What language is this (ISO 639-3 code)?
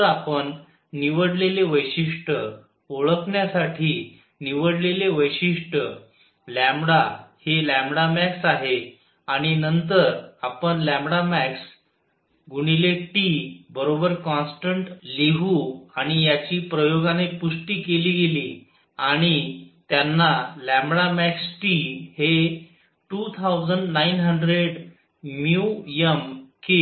mar